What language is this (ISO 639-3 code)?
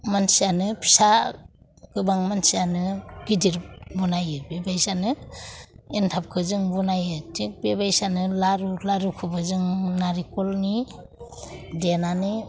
brx